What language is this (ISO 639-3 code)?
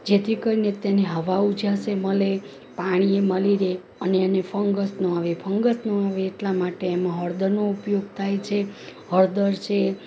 guj